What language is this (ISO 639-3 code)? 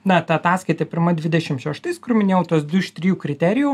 lit